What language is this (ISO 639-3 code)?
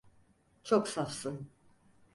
tur